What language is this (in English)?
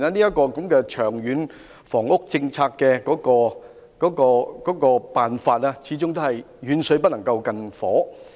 Cantonese